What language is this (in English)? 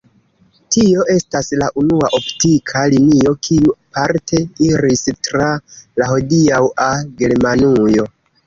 Esperanto